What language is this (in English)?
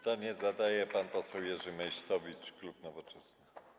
Polish